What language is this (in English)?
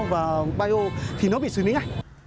Vietnamese